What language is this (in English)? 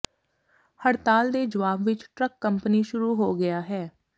Punjabi